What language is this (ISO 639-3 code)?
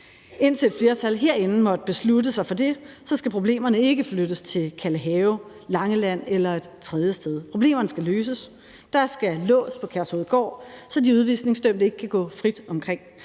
dan